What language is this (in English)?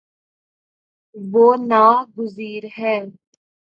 Urdu